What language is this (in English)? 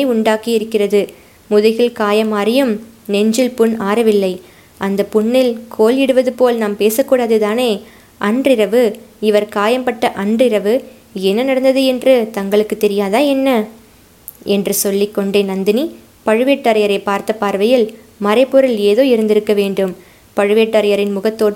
Tamil